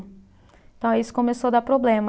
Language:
Portuguese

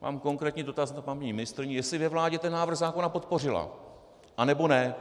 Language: Czech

